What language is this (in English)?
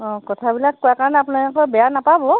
Assamese